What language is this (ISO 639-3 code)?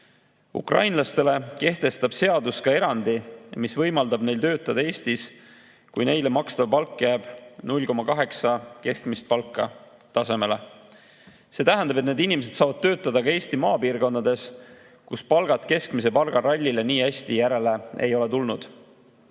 est